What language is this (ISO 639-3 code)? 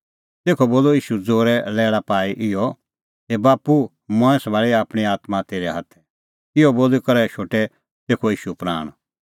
kfx